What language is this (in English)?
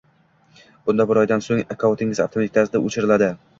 Uzbek